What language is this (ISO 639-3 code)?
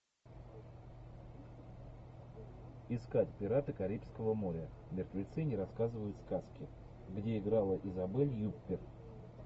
rus